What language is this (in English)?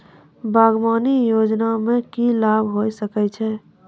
Maithili